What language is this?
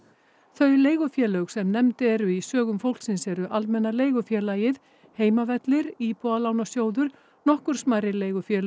Icelandic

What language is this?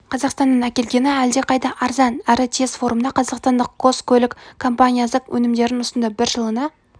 Kazakh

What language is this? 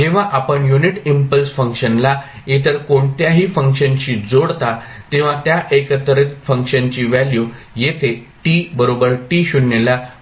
Marathi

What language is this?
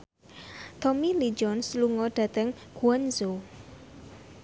Javanese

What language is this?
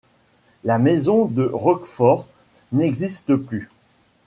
French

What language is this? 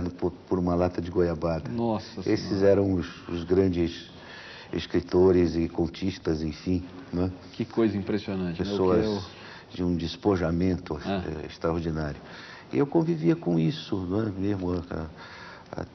Portuguese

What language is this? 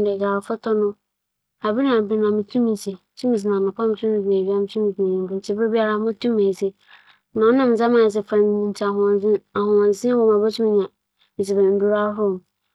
Akan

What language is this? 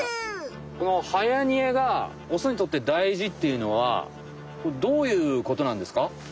Japanese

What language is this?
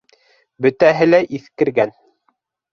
Bashkir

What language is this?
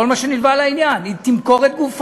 Hebrew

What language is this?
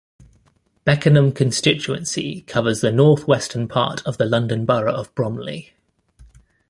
English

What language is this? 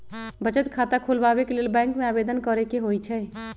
Magahi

